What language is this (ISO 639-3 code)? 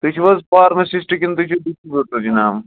kas